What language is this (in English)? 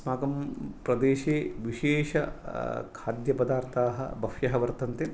Sanskrit